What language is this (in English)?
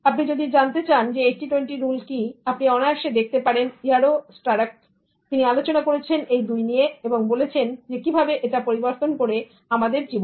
Bangla